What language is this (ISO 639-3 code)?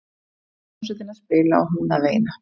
isl